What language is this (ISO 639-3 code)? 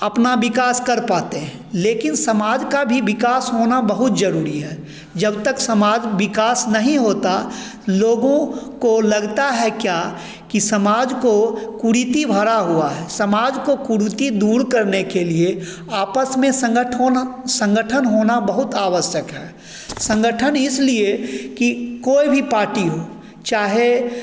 hin